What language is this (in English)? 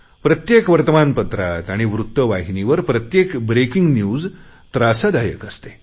Marathi